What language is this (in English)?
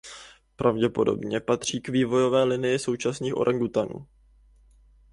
Czech